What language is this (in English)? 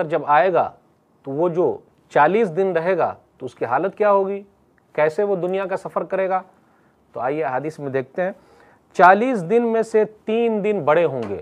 Hindi